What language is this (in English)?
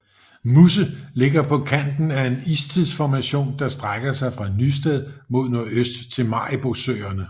Danish